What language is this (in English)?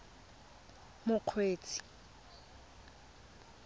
Tswana